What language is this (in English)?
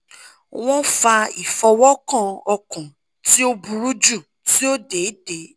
Yoruba